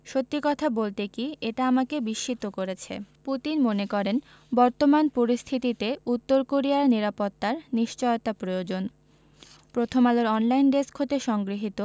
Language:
Bangla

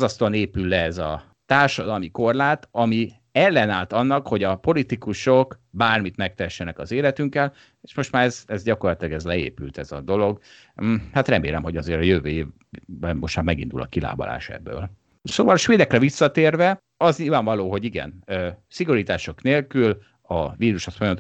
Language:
Hungarian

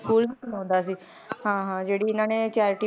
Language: Punjabi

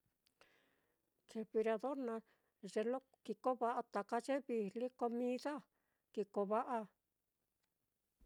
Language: Mitlatongo Mixtec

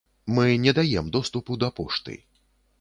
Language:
Belarusian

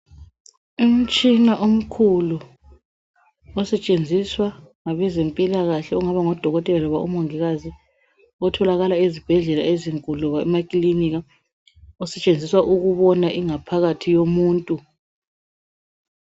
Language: North Ndebele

